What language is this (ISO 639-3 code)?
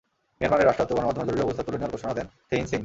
ben